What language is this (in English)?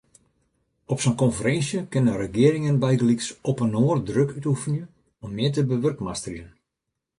Western Frisian